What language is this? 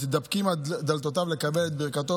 Hebrew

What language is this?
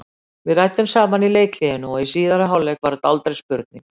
Icelandic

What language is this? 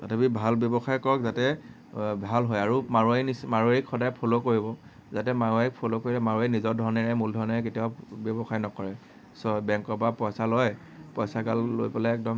Assamese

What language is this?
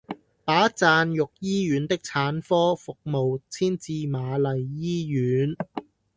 Cantonese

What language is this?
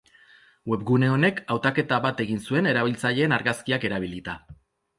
Basque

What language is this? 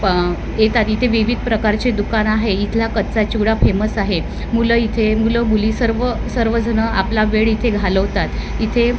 Marathi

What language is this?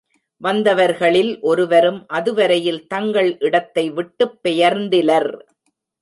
Tamil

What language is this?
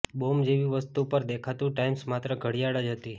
Gujarati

